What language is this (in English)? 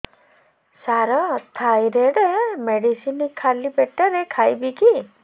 Odia